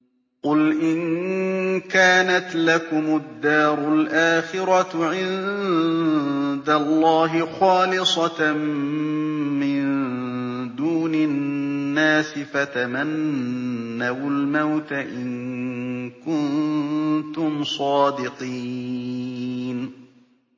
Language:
Arabic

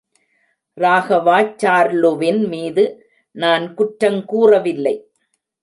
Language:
Tamil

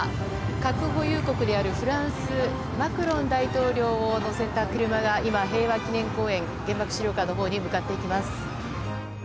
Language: Japanese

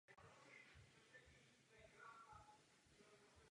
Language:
Czech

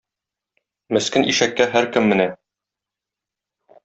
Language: Tatar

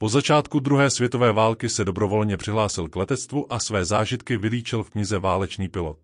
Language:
Czech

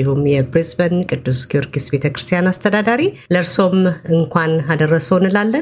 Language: Amharic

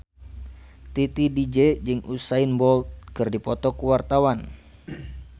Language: Sundanese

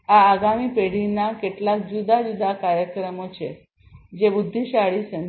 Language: Gujarati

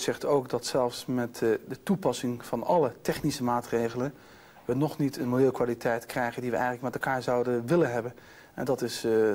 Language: Dutch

